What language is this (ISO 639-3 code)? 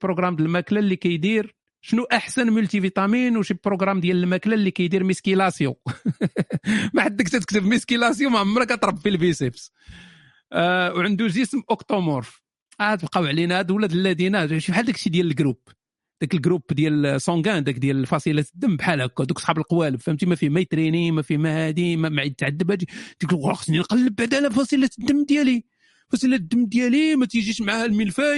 ara